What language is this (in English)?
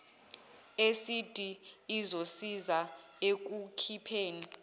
Zulu